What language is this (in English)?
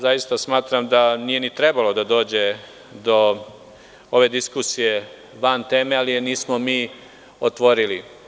Serbian